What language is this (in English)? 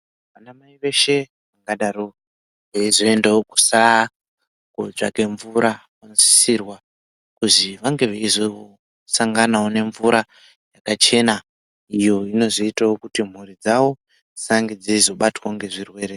Ndau